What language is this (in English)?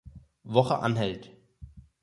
German